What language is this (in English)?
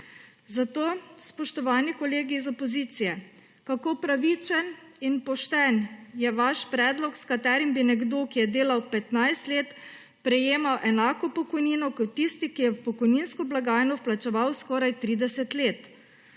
Slovenian